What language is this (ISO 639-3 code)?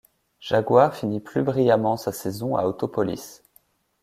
fra